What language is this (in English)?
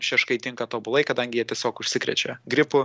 Lithuanian